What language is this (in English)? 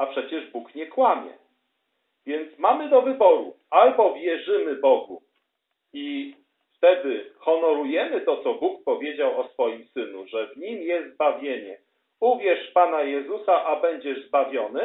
Polish